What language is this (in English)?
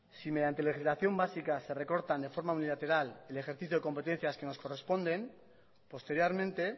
Spanish